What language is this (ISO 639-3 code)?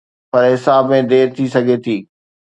snd